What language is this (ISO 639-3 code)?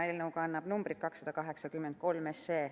est